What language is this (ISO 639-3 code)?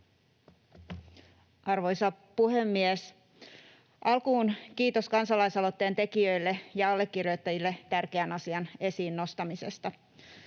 fin